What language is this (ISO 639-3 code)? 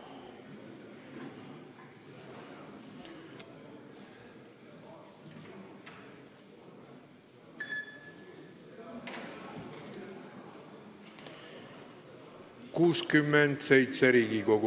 est